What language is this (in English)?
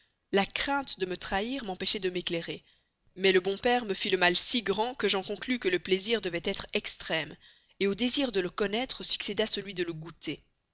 French